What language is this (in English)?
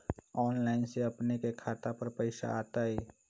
Magahi